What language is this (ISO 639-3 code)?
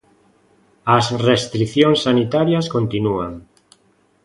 glg